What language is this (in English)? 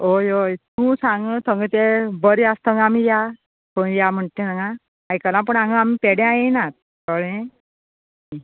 Konkani